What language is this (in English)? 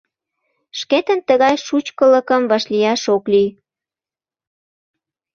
Mari